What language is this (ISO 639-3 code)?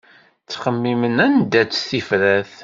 kab